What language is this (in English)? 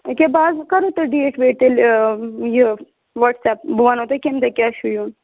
Kashmiri